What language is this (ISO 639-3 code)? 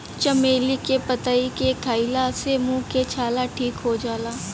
bho